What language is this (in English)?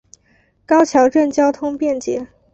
Chinese